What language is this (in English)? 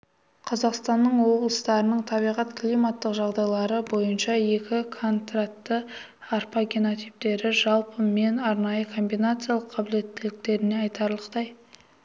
Kazakh